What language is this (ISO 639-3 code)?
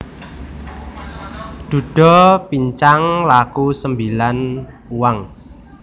jav